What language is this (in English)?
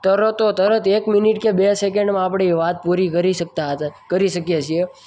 Gujarati